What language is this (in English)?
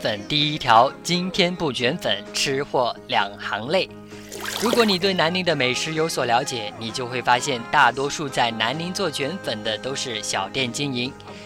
Chinese